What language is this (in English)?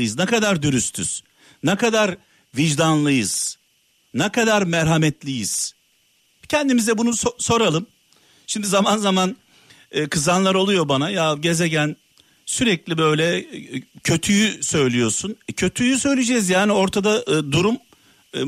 Turkish